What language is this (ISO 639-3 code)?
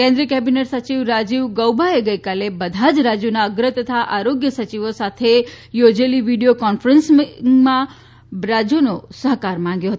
guj